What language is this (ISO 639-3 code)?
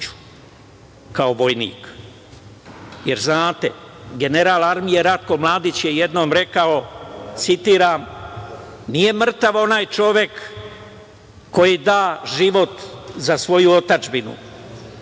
srp